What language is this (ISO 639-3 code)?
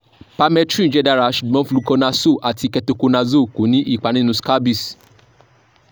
yor